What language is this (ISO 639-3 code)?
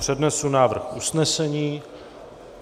ces